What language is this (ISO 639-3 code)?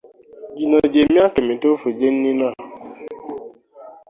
lug